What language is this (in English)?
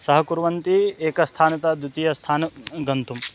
Sanskrit